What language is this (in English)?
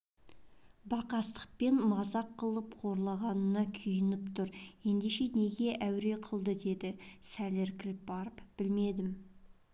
Kazakh